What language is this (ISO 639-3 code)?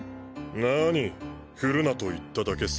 jpn